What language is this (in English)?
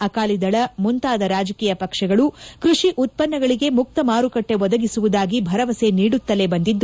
Kannada